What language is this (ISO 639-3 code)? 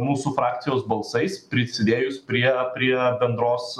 lit